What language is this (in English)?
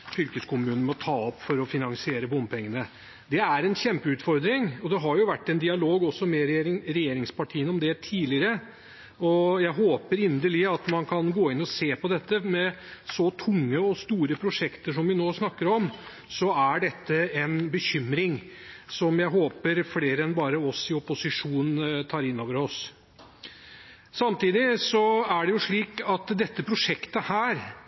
Norwegian Bokmål